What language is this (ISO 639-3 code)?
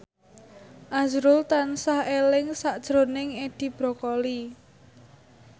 jav